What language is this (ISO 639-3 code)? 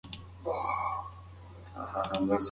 pus